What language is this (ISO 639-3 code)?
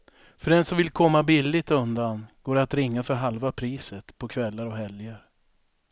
swe